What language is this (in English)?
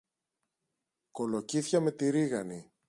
Greek